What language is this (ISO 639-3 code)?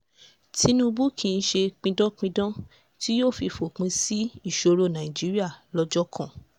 yor